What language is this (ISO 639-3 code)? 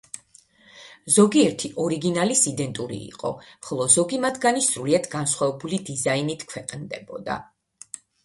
kat